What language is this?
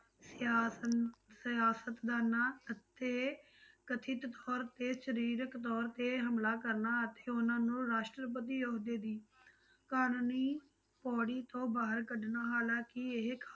Punjabi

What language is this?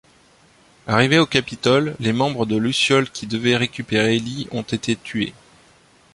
French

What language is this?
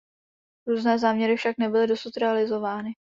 Czech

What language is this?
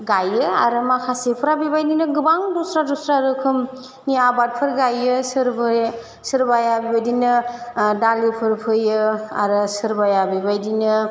Bodo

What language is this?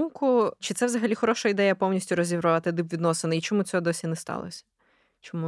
Ukrainian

